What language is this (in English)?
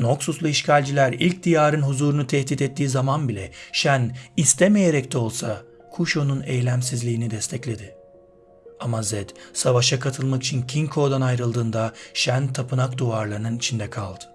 Turkish